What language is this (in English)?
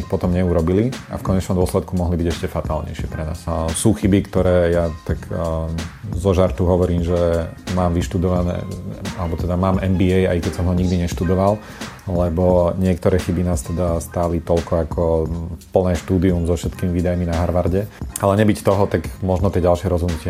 Slovak